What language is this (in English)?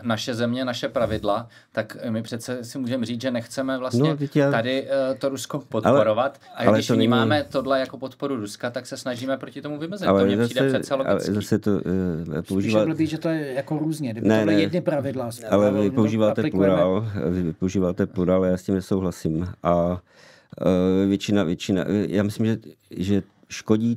Czech